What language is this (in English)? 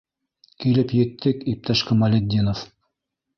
Bashkir